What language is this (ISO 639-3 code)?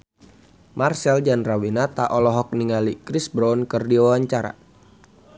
sun